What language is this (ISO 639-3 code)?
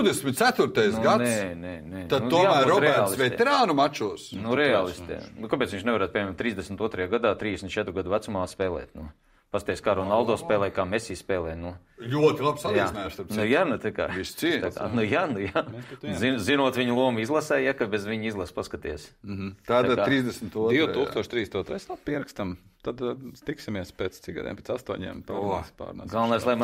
lav